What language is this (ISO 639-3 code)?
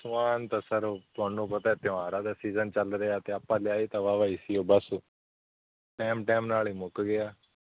pan